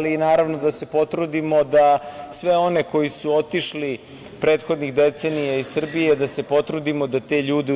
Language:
Serbian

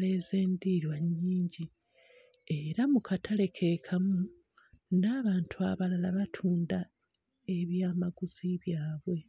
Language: Ganda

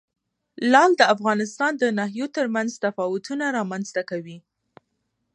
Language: Pashto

